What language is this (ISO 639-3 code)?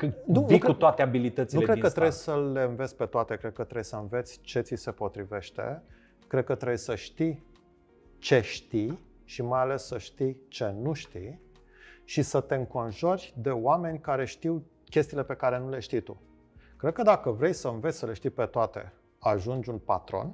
ron